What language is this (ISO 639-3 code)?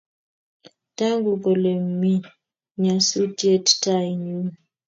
kln